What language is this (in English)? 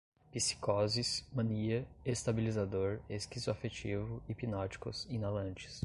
Portuguese